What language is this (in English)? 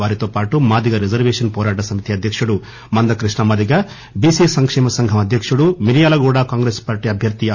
Telugu